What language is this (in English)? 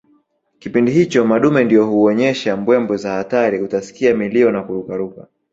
Swahili